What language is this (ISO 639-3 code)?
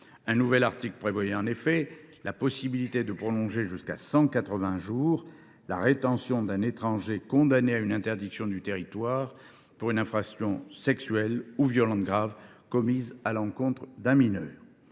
fra